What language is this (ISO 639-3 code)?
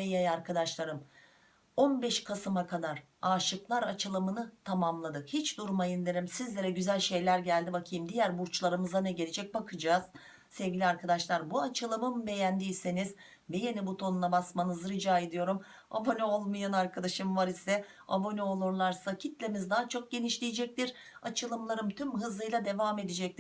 tur